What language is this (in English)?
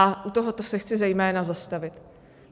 Czech